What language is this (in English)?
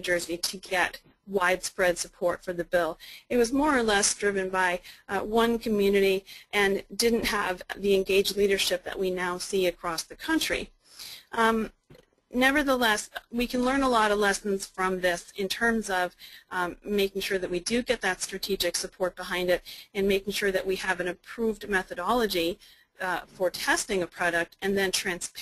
English